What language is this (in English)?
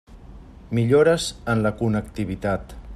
Catalan